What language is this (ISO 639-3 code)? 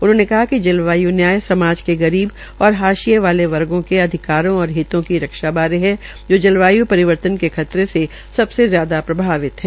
hin